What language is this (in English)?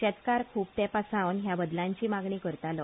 Konkani